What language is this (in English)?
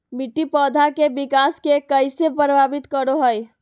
Magahi